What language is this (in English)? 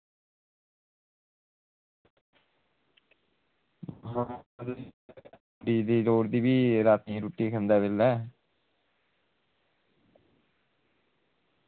Dogri